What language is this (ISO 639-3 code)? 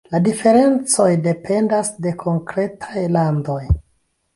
epo